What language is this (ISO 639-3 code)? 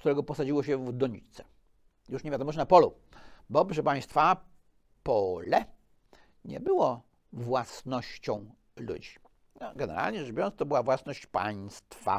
pol